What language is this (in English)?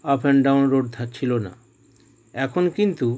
Bangla